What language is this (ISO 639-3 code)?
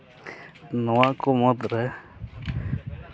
sat